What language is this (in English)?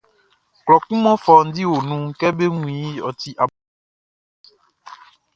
Baoulé